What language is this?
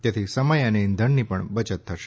Gujarati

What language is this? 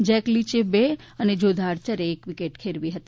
Gujarati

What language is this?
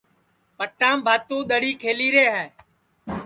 Sansi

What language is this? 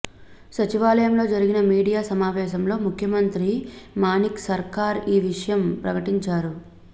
Telugu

